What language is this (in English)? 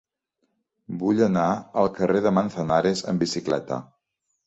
Catalan